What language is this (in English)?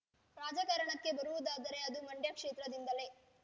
Kannada